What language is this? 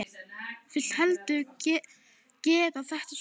Icelandic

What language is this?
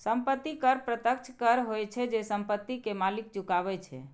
Maithili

